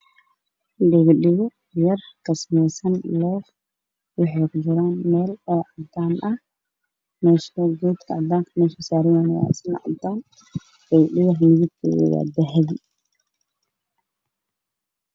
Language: Somali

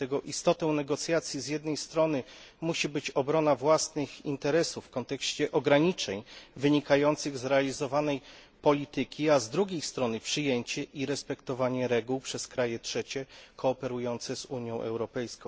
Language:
Polish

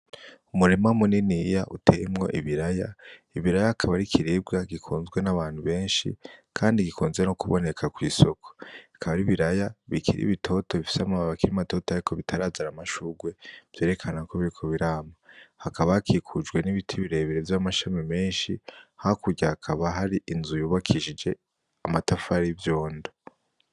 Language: Rundi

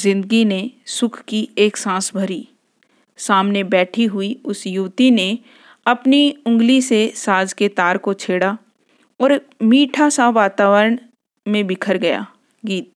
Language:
Hindi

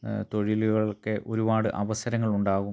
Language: Malayalam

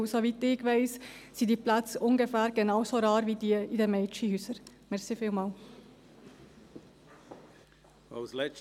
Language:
Swiss German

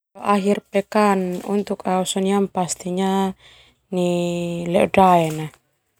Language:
Termanu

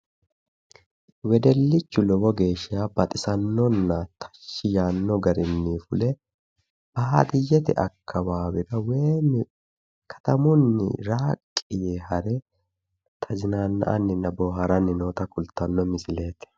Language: Sidamo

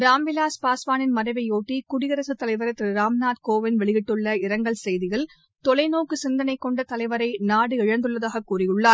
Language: Tamil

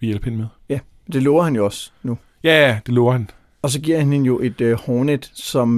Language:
Danish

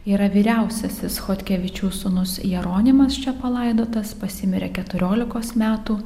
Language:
Lithuanian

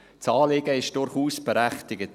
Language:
Swiss German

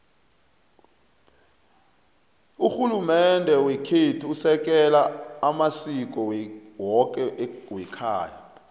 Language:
South Ndebele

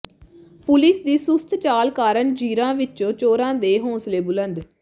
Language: Punjabi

